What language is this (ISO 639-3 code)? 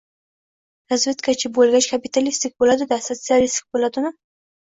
uzb